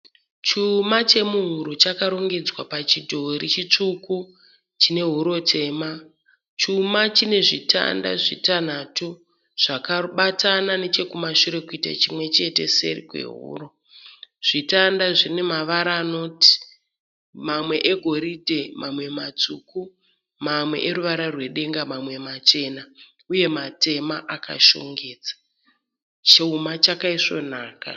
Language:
Shona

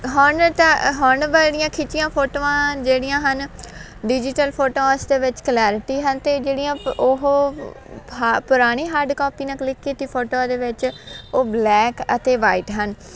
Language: Punjabi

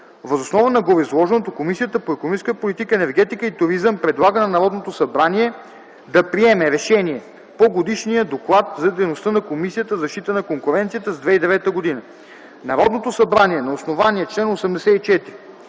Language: Bulgarian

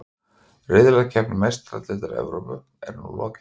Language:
Icelandic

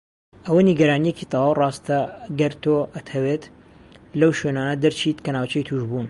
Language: Central Kurdish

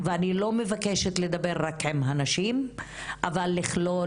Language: Hebrew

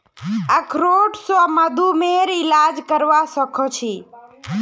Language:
Magahi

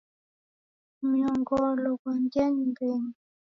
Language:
Taita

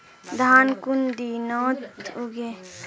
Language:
Magahi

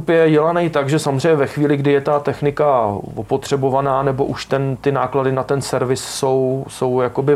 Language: Czech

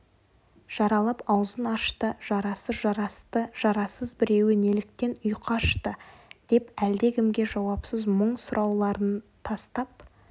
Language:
Kazakh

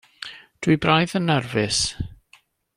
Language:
Welsh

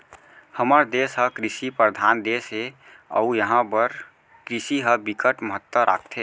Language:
Chhattisgarhi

